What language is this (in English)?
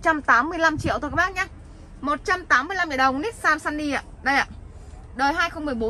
Vietnamese